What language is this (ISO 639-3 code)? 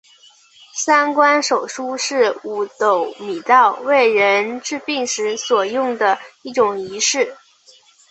zho